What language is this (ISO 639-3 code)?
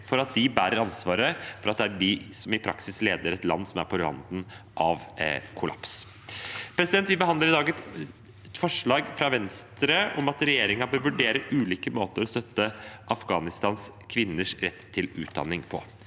nor